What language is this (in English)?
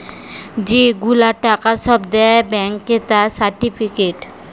Bangla